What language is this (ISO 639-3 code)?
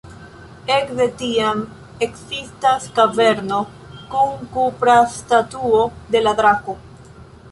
epo